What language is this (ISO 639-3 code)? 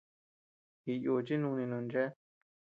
cux